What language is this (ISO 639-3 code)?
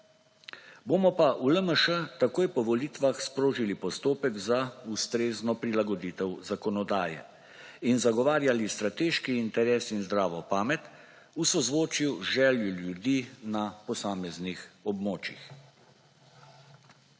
slv